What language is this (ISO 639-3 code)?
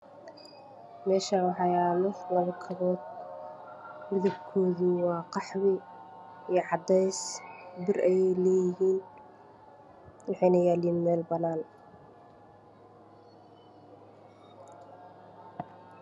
som